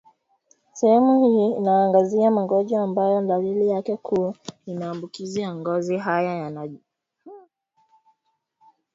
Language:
Swahili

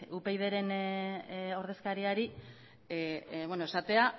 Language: Basque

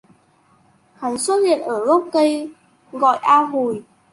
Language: Vietnamese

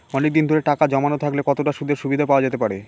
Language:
Bangla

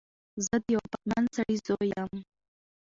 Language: Pashto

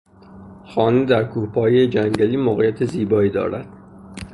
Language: Persian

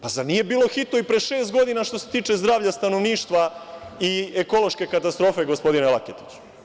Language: Serbian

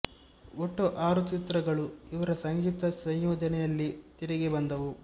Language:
Kannada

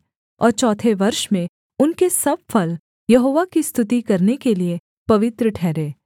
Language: Hindi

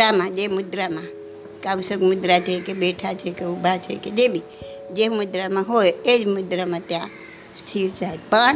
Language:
Gujarati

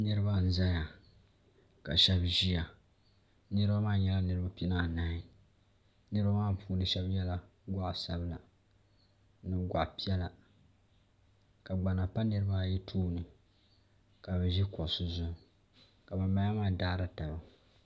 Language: Dagbani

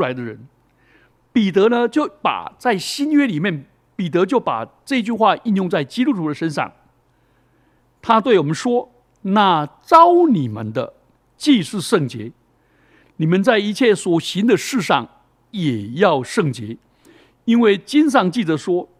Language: Chinese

